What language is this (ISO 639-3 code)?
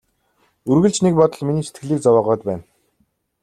mon